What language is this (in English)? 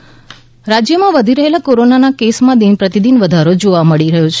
Gujarati